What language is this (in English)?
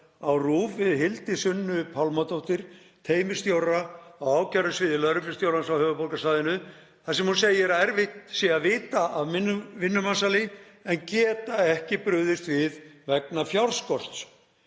Icelandic